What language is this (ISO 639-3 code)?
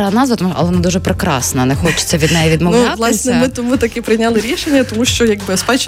ukr